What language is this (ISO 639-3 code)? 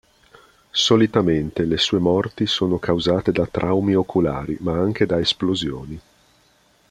ita